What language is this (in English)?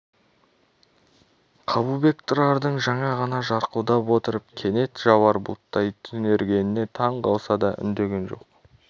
Kazakh